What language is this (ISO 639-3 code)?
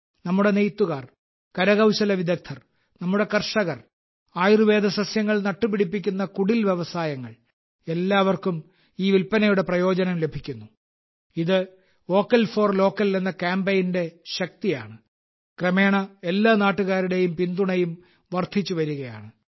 mal